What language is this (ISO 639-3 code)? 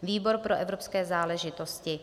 ces